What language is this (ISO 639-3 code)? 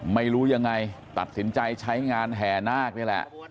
tha